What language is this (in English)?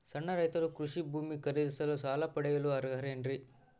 Kannada